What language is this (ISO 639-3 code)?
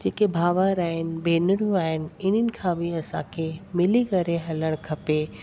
snd